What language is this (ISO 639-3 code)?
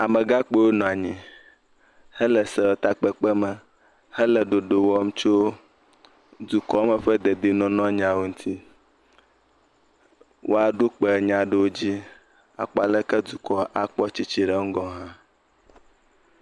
ewe